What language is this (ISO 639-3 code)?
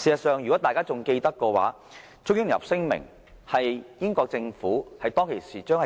yue